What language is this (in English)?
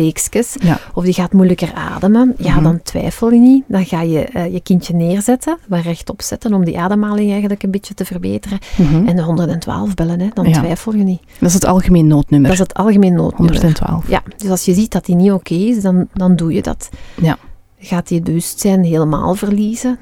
Dutch